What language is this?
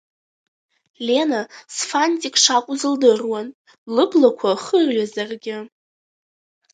Abkhazian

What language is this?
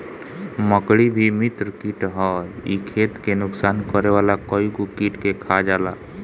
Bhojpuri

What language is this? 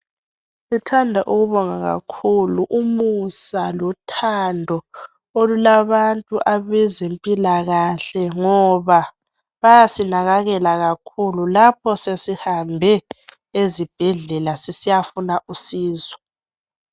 North Ndebele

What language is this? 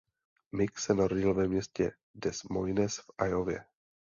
Czech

